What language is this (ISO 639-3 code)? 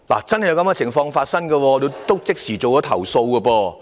yue